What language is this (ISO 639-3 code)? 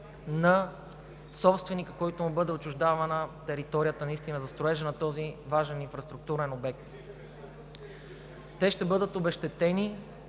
bul